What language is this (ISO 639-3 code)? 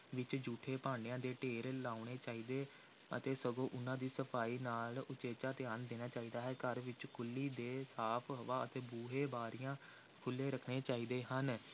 pan